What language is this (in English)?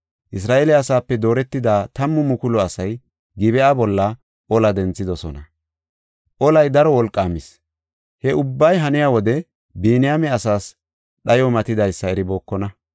Gofa